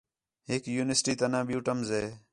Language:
Khetrani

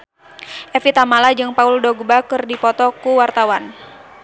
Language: Sundanese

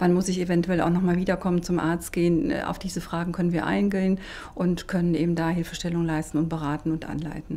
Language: German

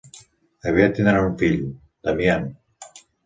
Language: Catalan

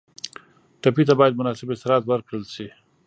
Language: Pashto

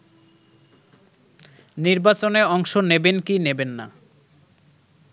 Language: Bangla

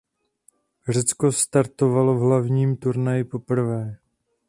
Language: Czech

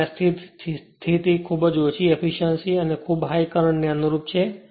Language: Gujarati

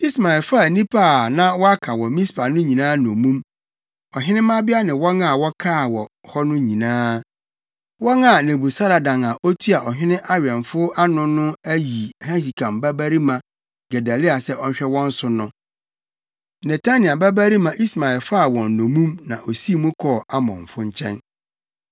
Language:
Akan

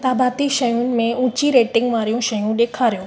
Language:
Sindhi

